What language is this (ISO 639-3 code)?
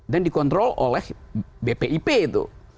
ind